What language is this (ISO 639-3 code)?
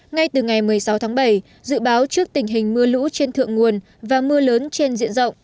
vie